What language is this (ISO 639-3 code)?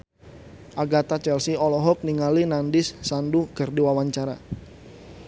sun